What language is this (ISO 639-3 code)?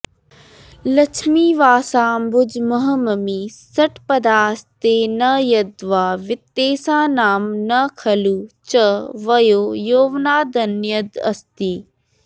san